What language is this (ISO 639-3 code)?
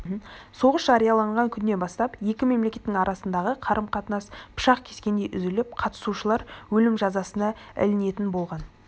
kaz